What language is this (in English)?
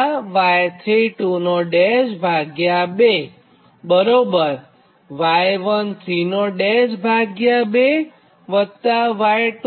Gujarati